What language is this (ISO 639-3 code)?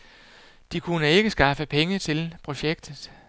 dan